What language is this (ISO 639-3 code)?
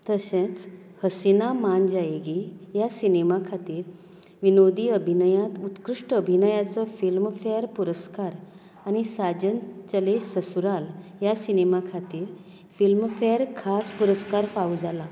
kok